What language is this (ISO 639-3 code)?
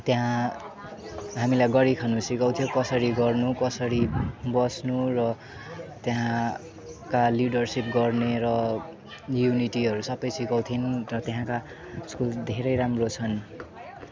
nep